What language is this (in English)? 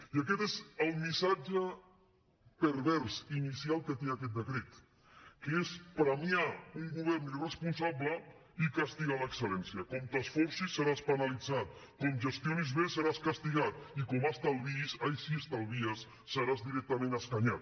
Catalan